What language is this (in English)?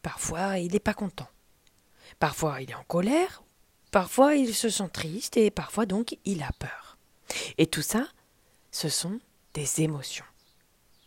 French